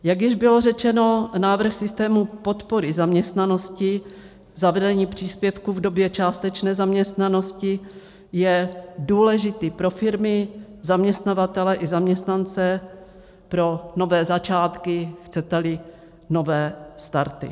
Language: Czech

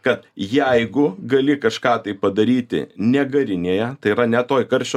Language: Lithuanian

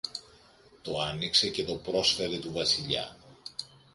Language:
Greek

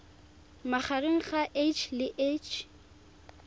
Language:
Tswana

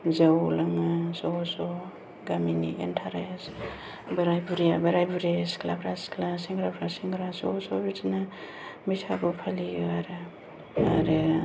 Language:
Bodo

